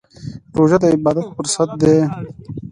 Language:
Pashto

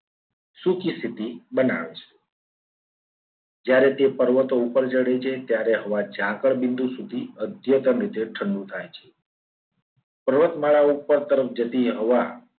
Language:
Gujarati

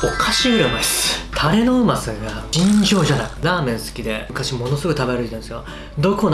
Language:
Japanese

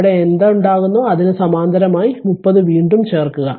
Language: Malayalam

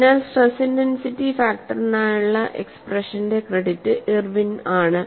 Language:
Malayalam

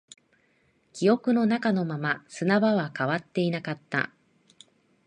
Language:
Japanese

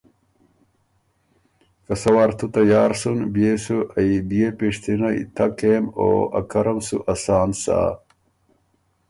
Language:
Ormuri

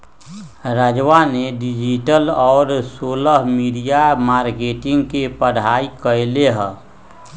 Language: Magahi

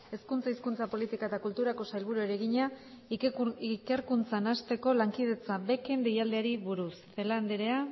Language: Basque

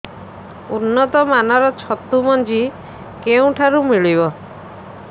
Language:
Odia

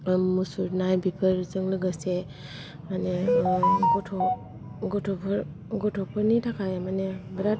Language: Bodo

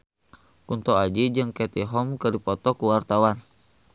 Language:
Sundanese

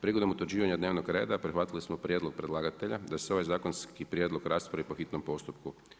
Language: Croatian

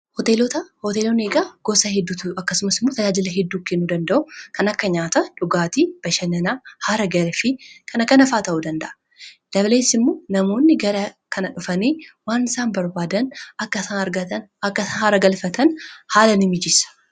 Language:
Oromo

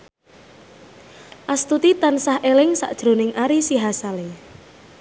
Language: Javanese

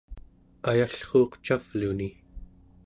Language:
Central Yupik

